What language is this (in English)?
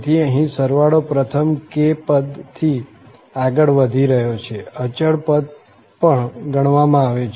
Gujarati